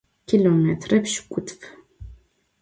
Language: Adyghe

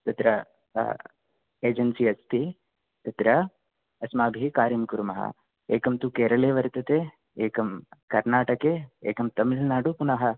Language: Sanskrit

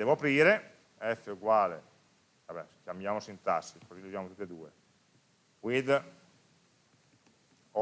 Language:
Italian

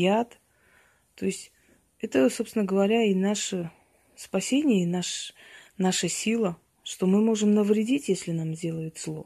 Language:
Russian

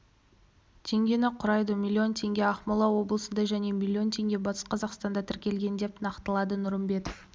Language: Kazakh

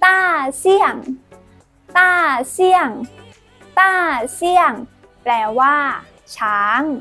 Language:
Thai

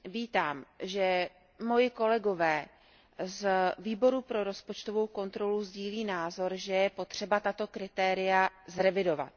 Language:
Czech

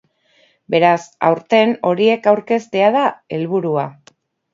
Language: Basque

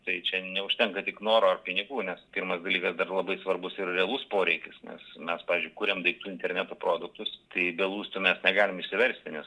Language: Lithuanian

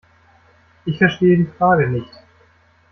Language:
German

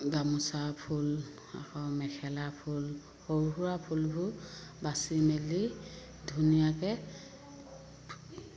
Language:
Assamese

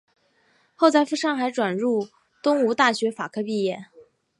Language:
Chinese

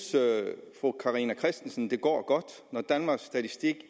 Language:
Danish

